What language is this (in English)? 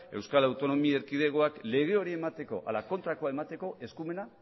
Basque